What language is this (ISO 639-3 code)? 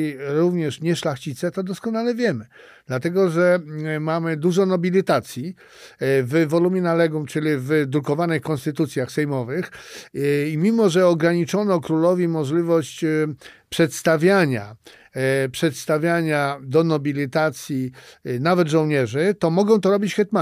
pol